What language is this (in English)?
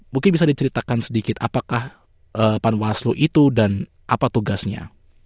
Indonesian